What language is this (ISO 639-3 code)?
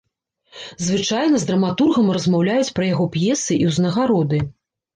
bel